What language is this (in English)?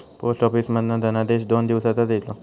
Marathi